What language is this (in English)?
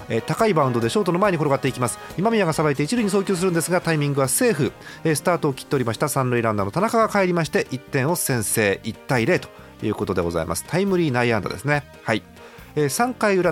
Japanese